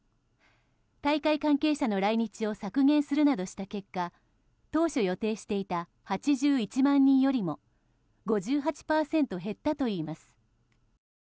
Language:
Japanese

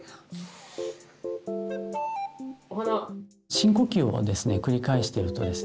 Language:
Japanese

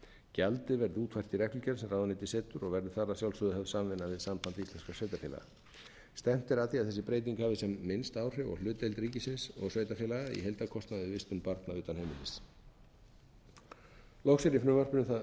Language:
Icelandic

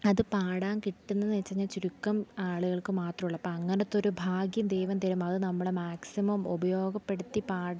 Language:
Malayalam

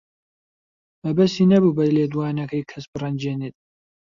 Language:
Central Kurdish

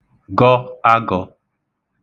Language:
Igbo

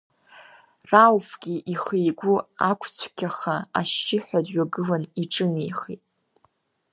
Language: Abkhazian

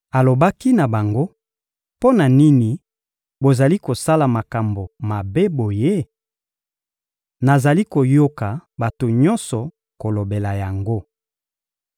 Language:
Lingala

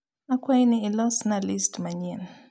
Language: Luo (Kenya and Tanzania)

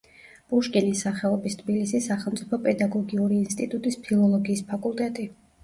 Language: Georgian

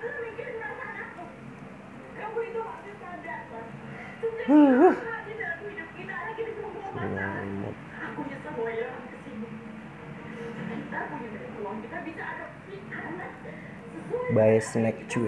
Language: Indonesian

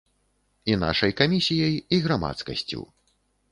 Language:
Belarusian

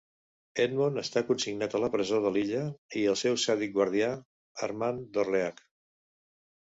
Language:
Catalan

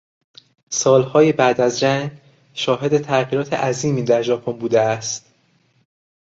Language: Persian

